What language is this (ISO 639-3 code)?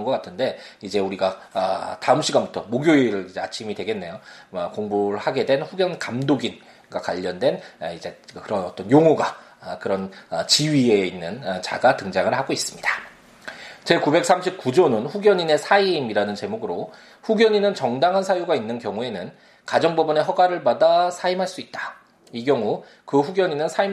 kor